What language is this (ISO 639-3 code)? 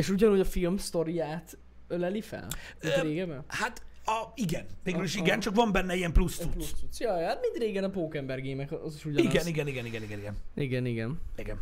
hun